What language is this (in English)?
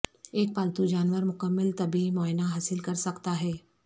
Urdu